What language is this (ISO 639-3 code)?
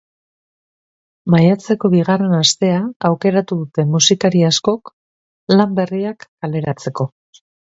eus